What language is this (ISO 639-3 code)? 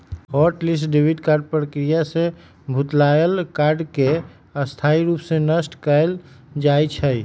mag